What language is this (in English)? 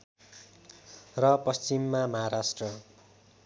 Nepali